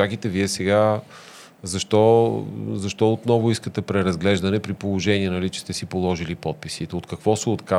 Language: Bulgarian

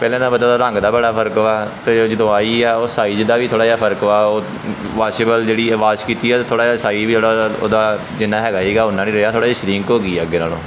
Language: Punjabi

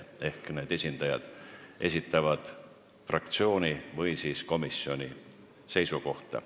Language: Estonian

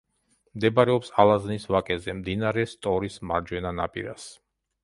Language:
Georgian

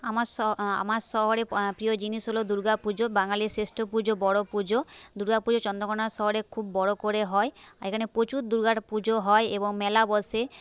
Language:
Bangla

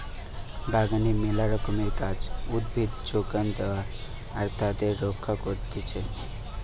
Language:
Bangla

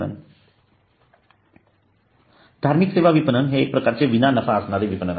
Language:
Marathi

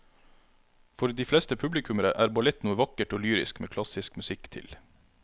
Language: Norwegian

